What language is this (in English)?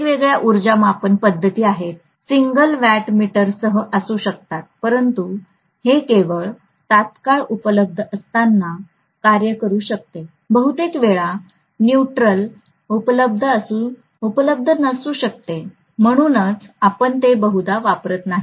Marathi